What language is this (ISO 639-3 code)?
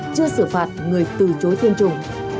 vie